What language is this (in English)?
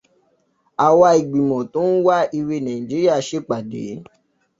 Yoruba